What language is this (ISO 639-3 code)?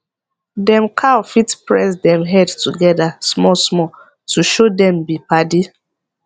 pcm